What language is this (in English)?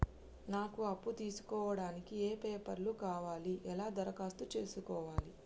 Telugu